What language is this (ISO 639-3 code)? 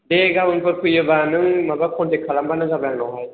brx